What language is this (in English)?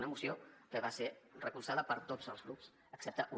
Catalan